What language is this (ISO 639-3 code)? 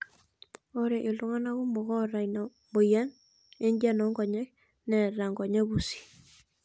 mas